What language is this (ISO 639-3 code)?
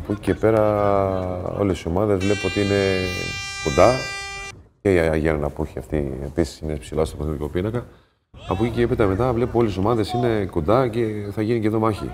ell